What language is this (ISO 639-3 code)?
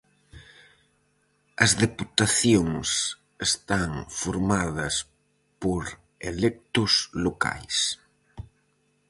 glg